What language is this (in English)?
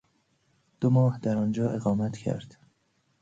Persian